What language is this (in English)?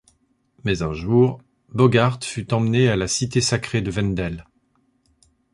French